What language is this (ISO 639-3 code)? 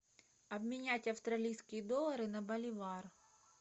rus